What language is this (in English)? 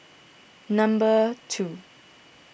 English